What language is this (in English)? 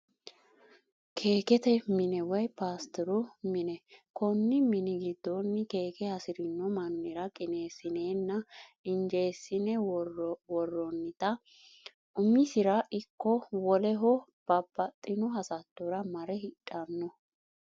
Sidamo